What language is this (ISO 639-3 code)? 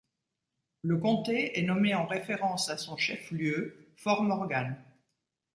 fra